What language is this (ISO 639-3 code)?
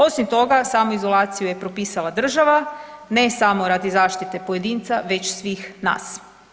hrv